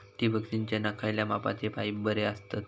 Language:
Marathi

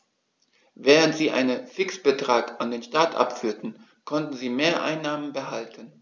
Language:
German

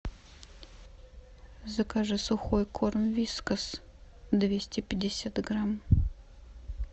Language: Russian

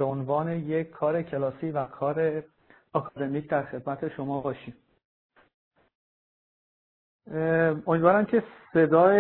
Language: Persian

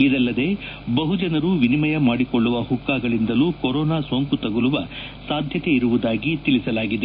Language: Kannada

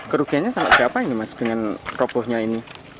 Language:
Indonesian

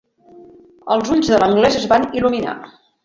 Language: Catalan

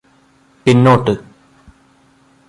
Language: Malayalam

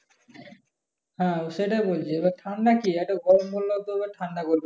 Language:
Bangla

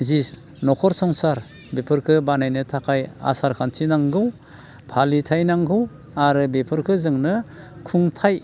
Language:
Bodo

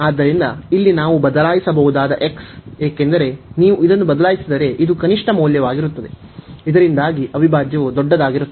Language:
Kannada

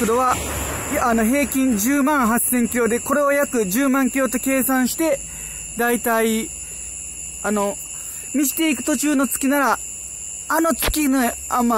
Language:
Japanese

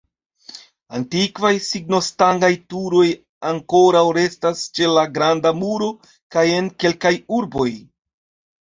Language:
Esperanto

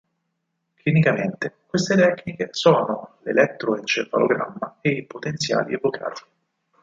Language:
Italian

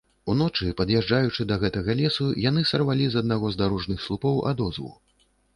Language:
Belarusian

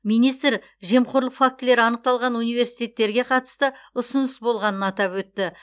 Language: Kazakh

